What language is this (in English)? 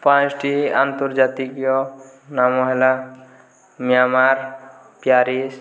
Odia